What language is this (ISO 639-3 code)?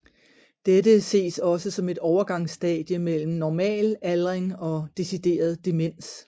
dan